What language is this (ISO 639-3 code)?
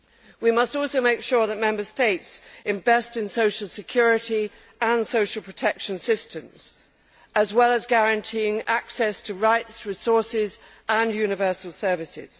eng